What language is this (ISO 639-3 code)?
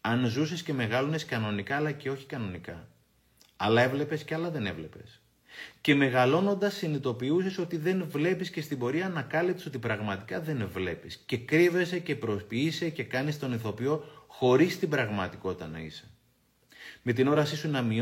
ell